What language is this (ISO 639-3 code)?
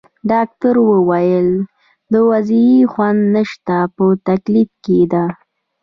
pus